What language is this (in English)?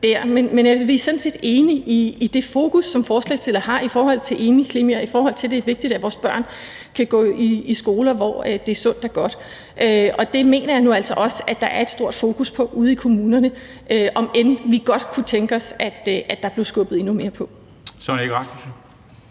Danish